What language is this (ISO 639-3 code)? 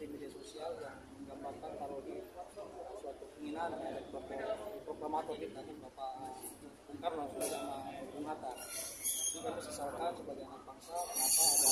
ind